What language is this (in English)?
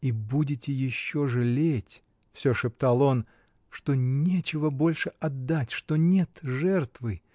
Russian